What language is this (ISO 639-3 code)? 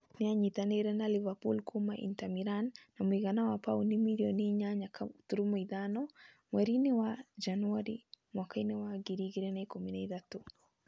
kik